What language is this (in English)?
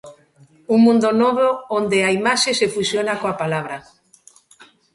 Galician